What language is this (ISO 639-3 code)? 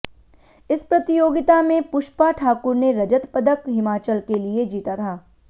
hin